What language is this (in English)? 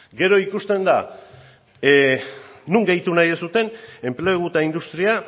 Basque